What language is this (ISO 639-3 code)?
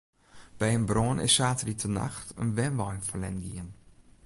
fry